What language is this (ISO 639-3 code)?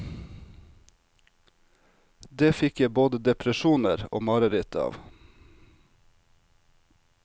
nor